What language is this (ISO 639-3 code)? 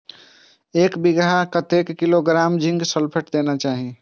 mai